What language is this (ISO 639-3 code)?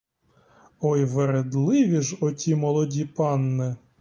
ukr